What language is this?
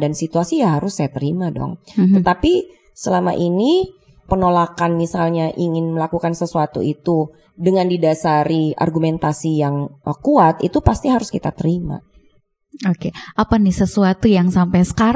Indonesian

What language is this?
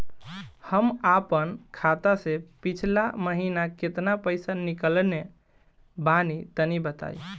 Bhojpuri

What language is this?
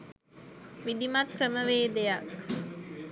Sinhala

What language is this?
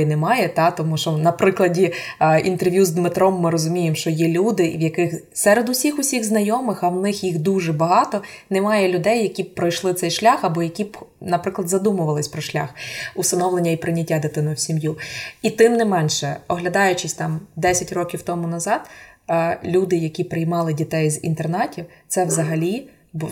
Ukrainian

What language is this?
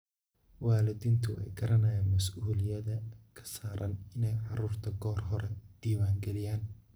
Somali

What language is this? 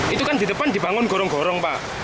Indonesian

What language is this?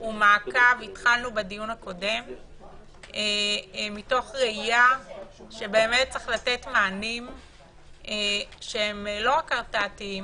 Hebrew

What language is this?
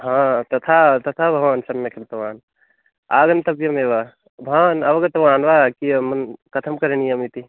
Sanskrit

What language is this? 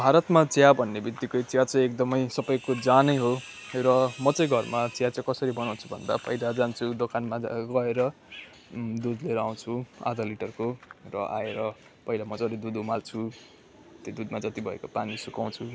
Nepali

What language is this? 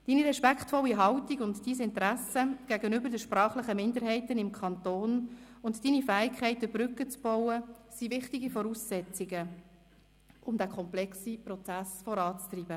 Swiss German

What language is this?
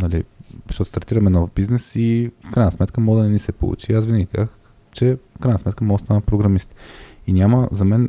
Bulgarian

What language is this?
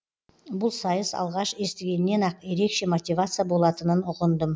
Kazakh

